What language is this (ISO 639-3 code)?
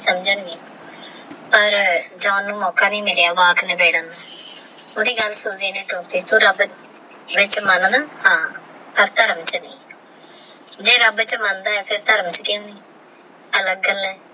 pan